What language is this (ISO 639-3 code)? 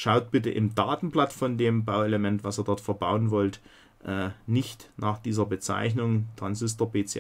deu